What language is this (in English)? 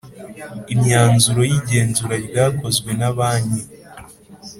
Kinyarwanda